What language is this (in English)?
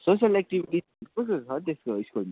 Nepali